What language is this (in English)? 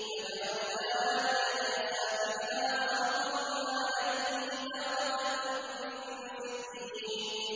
Arabic